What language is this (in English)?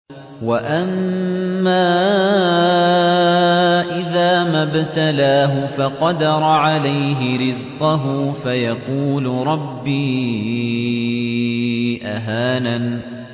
Arabic